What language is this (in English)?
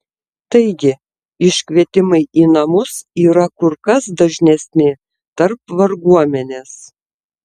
Lithuanian